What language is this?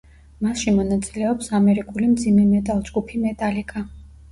Georgian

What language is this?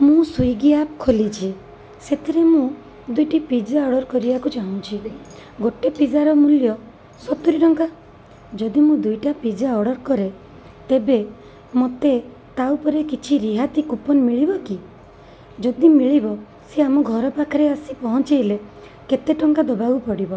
Odia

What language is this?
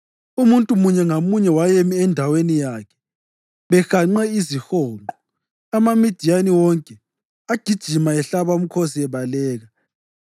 North Ndebele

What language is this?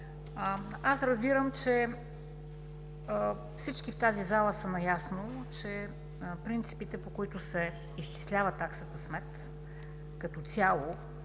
Bulgarian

